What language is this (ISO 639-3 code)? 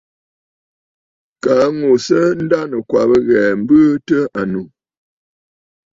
bfd